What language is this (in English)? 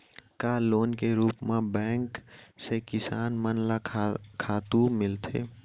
Chhattisgarhi